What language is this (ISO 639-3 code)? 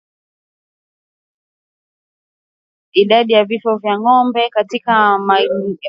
swa